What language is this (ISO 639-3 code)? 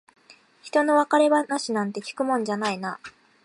jpn